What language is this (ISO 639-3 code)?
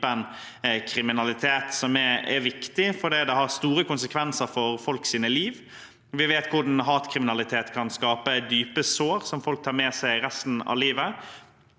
nor